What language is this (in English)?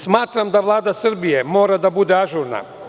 Serbian